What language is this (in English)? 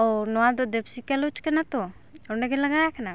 Santali